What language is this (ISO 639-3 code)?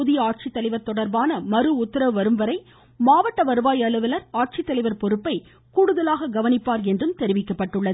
tam